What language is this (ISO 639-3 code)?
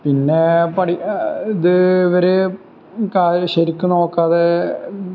mal